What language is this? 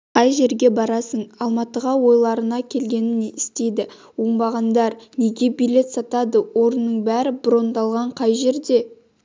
Kazakh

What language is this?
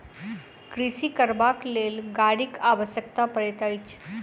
Maithili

